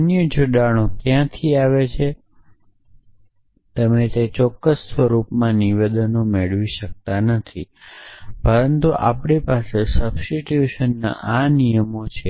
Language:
Gujarati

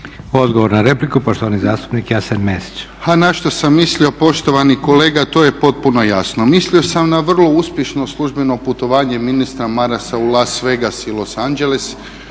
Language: Croatian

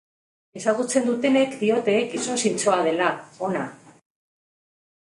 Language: Basque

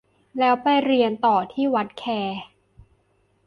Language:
Thai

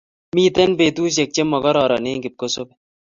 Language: Kalenjin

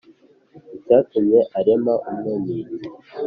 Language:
Kinyarwanda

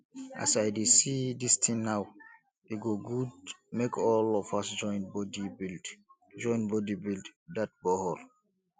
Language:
Nigerian Pidgin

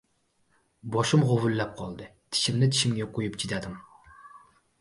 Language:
Uzbek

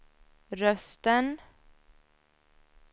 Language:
Swedish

